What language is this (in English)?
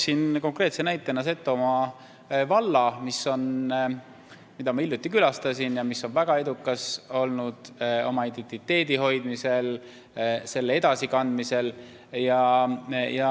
Estonian